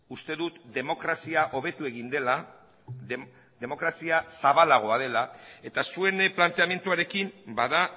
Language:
Basque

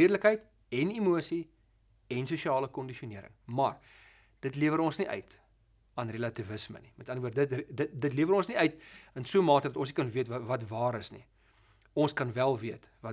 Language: Dutch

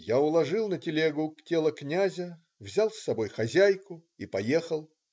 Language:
Russian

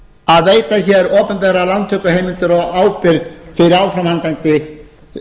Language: Icelandic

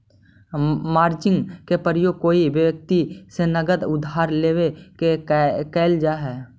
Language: Magahi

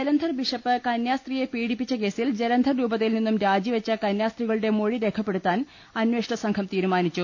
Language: Malayalam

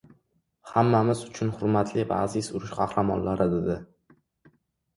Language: Uzbek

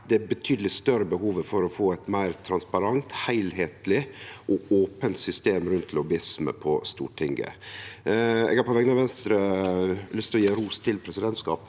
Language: Norwegian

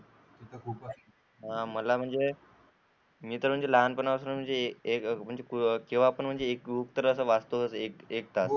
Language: Marathi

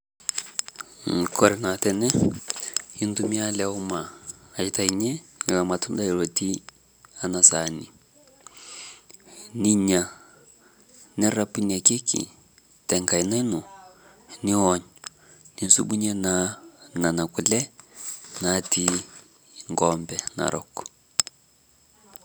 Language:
Masai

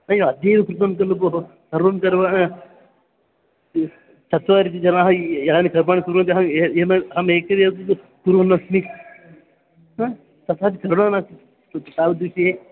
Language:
Sanskrit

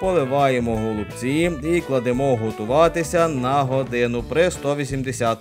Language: Ukrainian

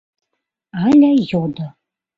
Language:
Mari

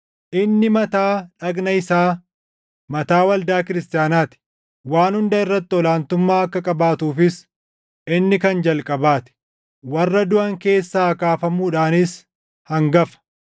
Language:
Oromo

